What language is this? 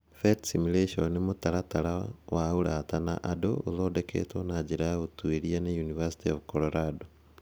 Kikuyu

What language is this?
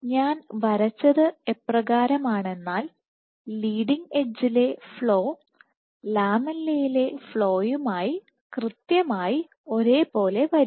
Malayalam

